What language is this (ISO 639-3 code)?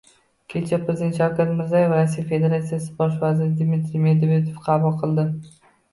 uzb